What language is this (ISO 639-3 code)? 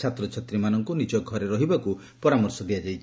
ori